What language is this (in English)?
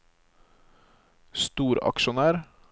Norwegian